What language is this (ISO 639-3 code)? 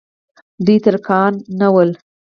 pus